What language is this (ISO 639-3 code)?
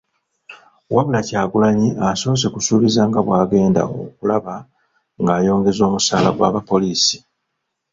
lug